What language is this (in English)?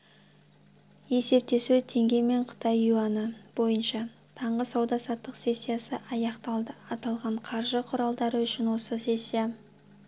Kazakh